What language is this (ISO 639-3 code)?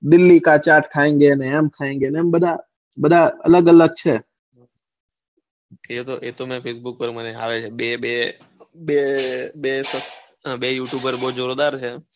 guj